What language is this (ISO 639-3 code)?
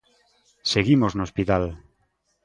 glg